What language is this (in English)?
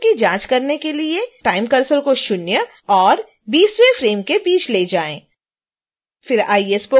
Hindi